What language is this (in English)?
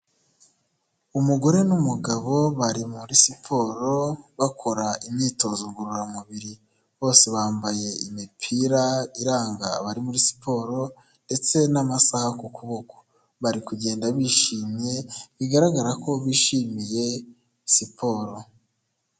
Kinyarwanda